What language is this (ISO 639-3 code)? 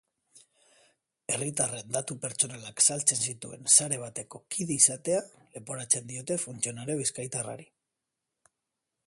eus